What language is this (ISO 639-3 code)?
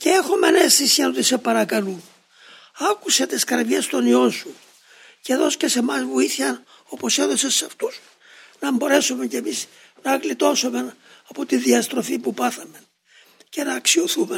ell